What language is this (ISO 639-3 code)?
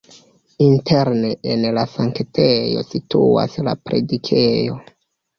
epo